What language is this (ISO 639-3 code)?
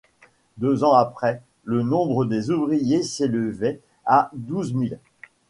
fra